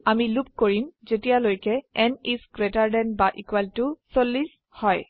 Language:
Assamese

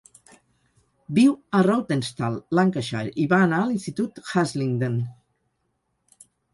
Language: Catalan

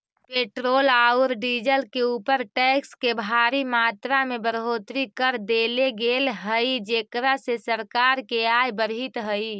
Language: Magahi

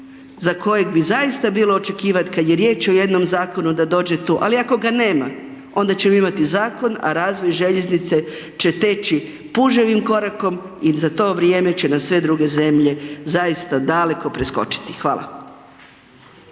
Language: Croatian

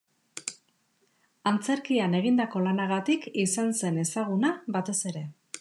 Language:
Basque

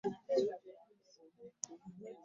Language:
Ganda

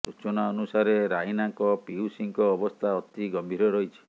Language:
Odia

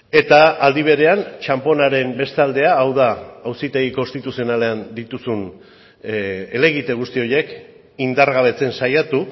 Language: Basque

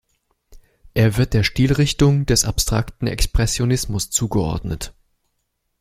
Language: German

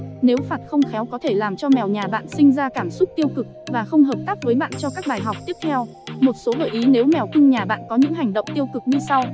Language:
Vietnamese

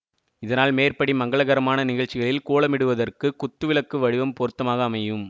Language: Tamil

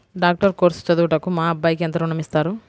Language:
Telugu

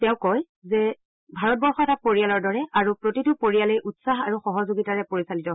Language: Assamese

